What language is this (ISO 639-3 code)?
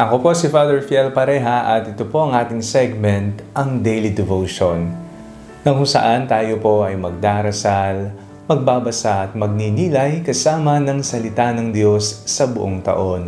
fil